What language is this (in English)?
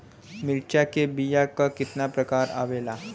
Bhojpuri